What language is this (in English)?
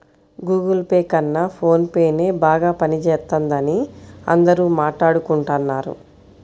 Telugu